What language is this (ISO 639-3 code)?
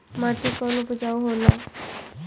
bho